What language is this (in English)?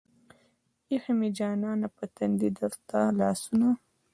Pashto